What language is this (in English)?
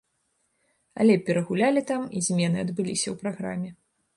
Belarusian